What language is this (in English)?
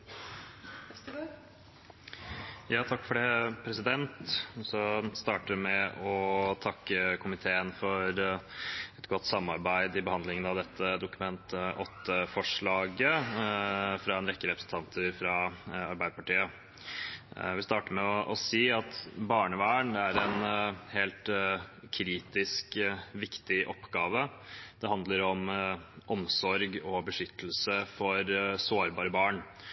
Norwegian Bokmål